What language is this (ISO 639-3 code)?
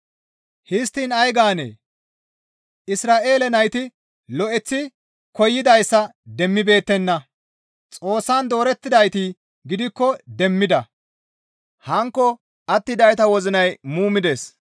gmv